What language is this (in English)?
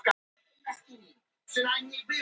Icelandic